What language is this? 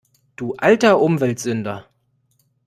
German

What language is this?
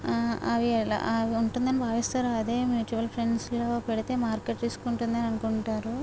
Telugu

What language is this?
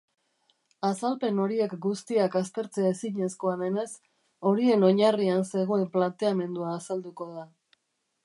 Basque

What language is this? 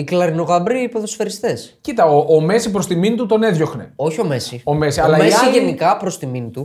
Greek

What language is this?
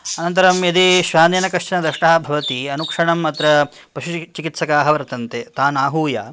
Sanskrit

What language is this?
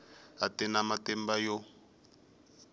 Tsonga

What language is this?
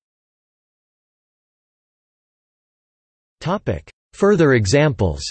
English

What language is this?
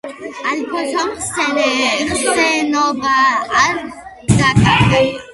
Georgian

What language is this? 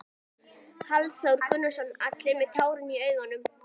Icelandic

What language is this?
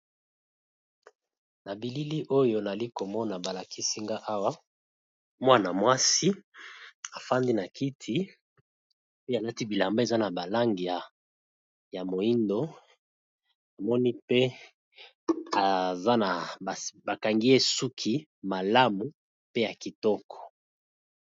Lingala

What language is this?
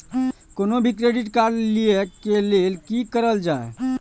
Maithili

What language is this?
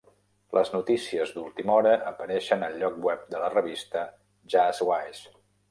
Catalan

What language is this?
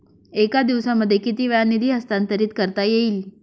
Marathi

